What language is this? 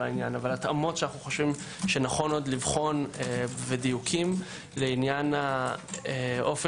Hebrew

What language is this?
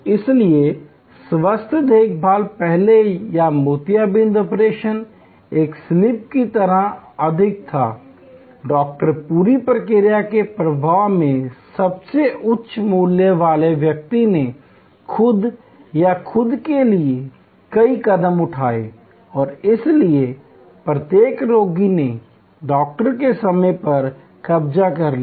Hindi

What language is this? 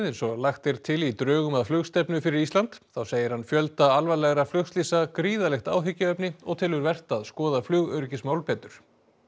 Icelandic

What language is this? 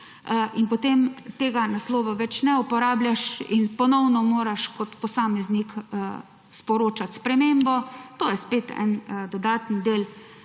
Slovenian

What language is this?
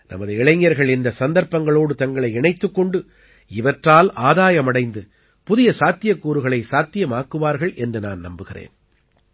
Tamil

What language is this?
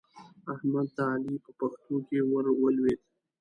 Pashto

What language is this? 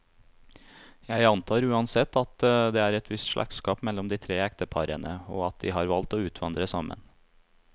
Norwegian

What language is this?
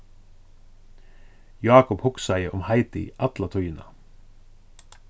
Faroese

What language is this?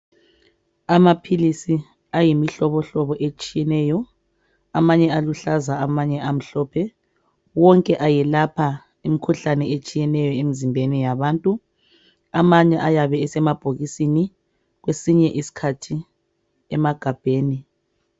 North Ndebele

